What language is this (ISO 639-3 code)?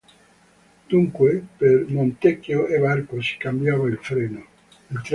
ita